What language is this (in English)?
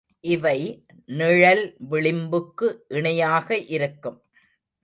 Tamil